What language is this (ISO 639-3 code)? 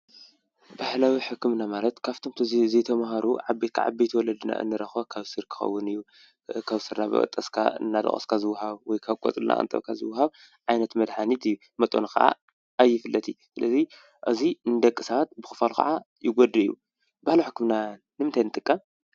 tir